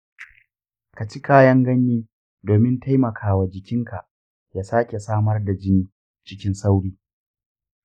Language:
Hausa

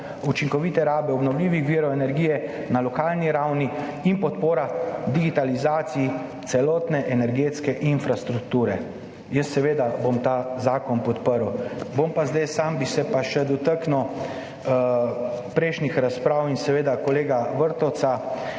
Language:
Slovenian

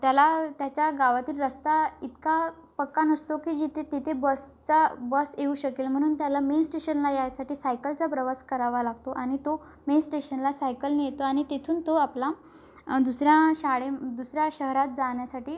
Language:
Marathi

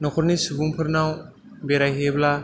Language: Bodo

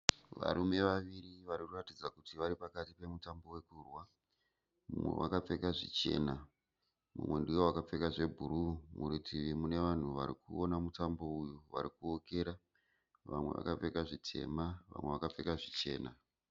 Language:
Shona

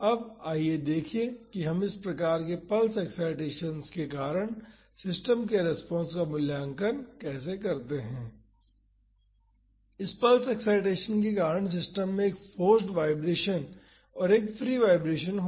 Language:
Hindi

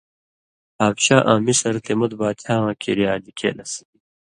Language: Indus Kohistani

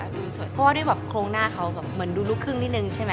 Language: Thai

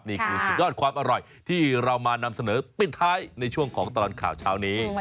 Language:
Thai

